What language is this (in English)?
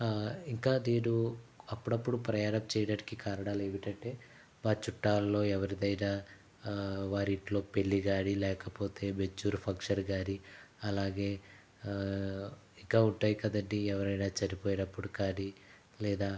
Telugu